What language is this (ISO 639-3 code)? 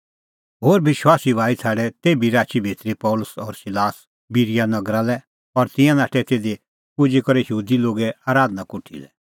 kfx